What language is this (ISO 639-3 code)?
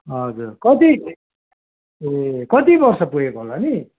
nep